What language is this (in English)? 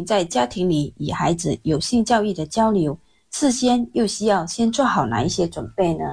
Chinese